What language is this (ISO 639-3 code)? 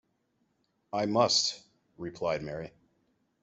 eng